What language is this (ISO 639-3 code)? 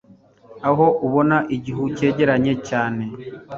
kin